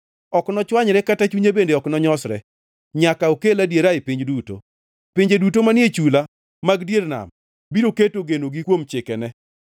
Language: Luo (Kenya and Tanzania)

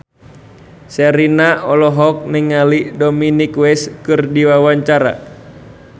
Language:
Sundanese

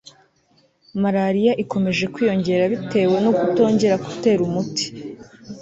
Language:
Kinyarwanda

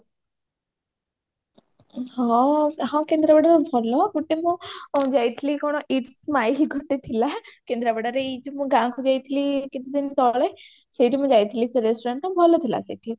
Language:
Odia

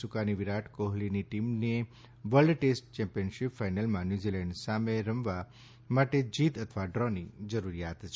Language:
Gujarati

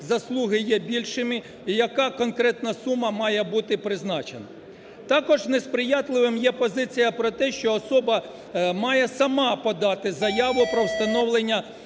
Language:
Ukrainian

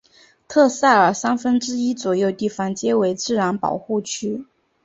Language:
Chinese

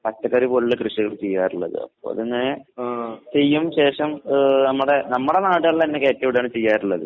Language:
Malayalam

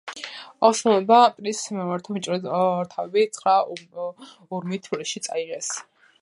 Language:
Georgian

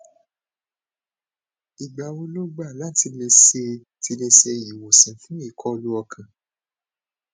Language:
Yoruba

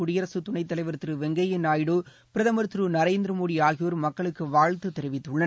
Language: Tamil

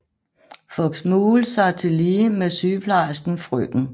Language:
Danish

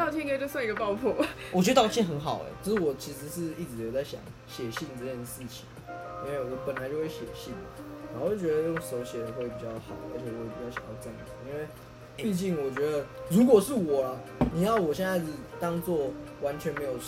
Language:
Chinese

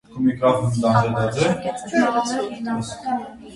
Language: Armenian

